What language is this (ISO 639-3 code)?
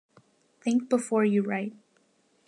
eng